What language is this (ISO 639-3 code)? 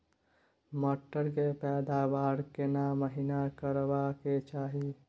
mai